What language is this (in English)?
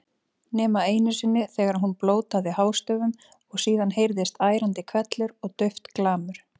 Icelandic